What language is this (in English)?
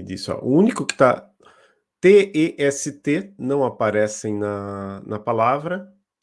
Portuguese